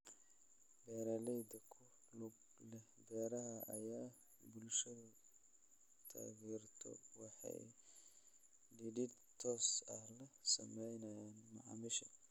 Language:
Somali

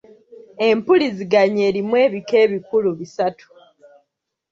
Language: Ganda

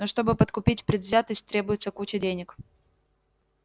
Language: Russian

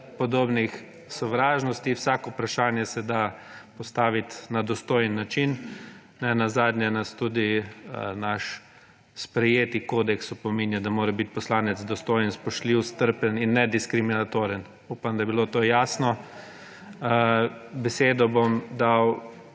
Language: Slovenian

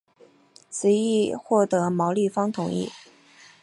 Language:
Chinese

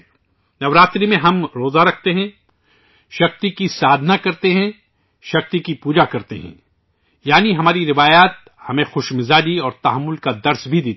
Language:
Urdu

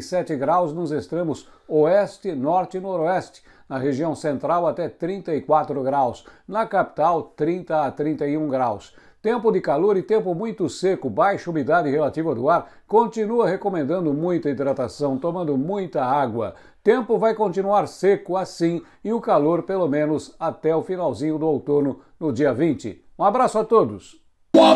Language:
Portuguese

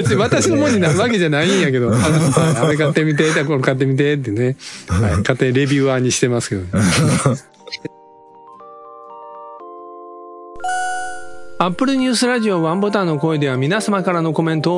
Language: Japanese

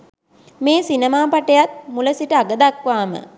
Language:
Sinhala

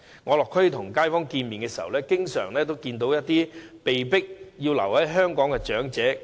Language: Cantonese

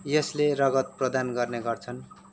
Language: Nepali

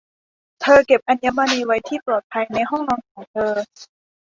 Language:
Thai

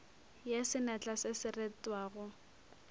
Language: Northern Sotho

